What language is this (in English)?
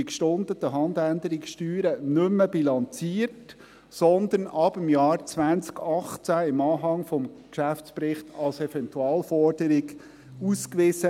Swiss German